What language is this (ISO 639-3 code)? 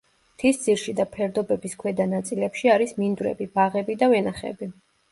kat